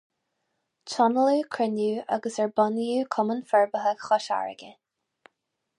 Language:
Irish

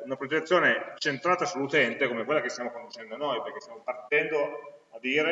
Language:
Italian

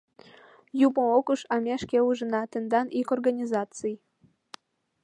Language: Mari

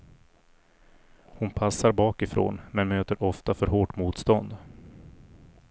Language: Swedish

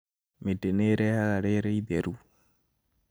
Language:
Kikuyu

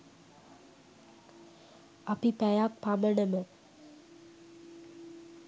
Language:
Sinhala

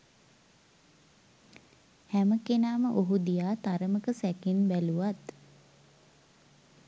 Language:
Sinhala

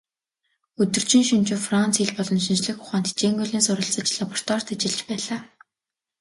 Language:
Mongolian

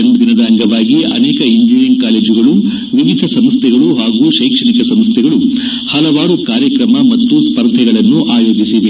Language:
Kannada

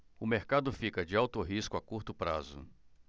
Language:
Portuguese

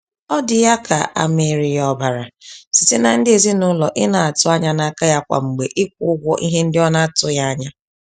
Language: Igbo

